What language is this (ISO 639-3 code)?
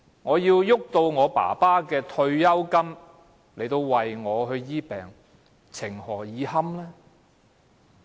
yue